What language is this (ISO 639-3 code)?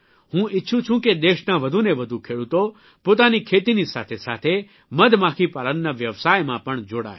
guj